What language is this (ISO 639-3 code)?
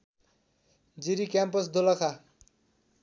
nep